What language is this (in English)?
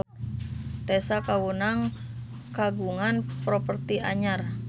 Sundanese